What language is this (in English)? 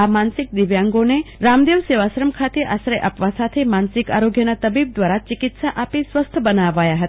Gujarati